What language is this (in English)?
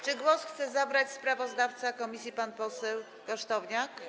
Polish